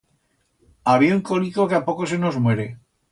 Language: Aragonese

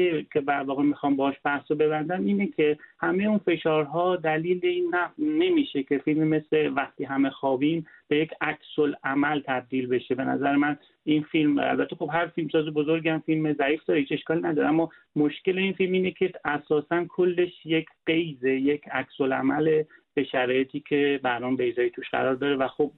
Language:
Persian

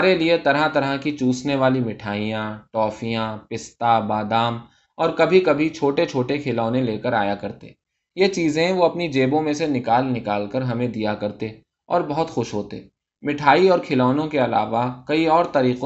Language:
Urdu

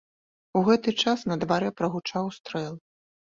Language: Belarusian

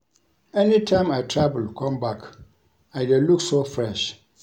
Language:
Nigerian Pidgin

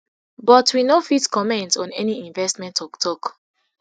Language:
Nigerian Pidgin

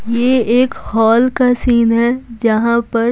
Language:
Hindi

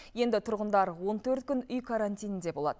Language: Kazakh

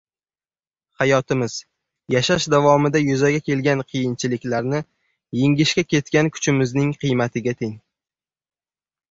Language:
Uzbek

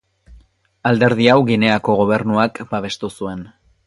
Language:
Basque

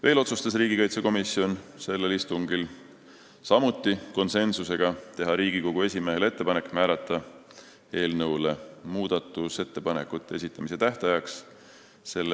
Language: Estonian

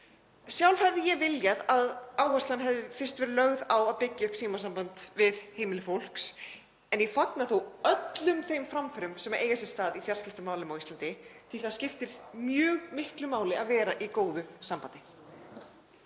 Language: Icelandic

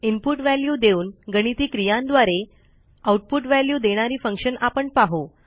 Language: Marathi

